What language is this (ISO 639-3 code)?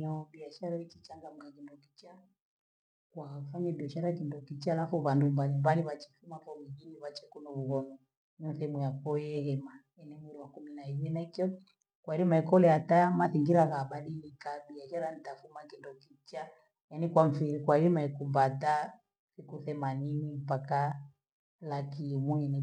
gwe